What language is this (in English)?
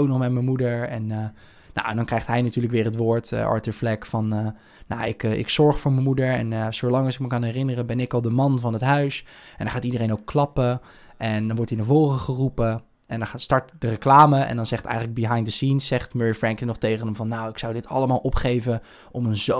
Dutch